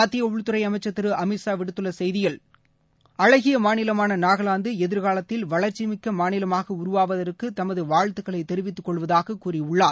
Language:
Tamil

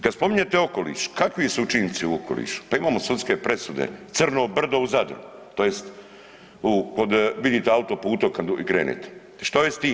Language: Croatian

